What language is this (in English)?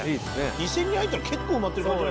Japanese